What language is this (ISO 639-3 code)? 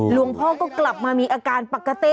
tha